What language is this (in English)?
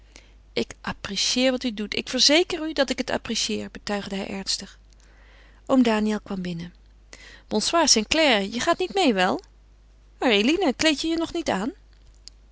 Dutch